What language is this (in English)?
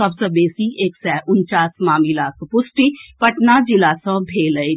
Maithili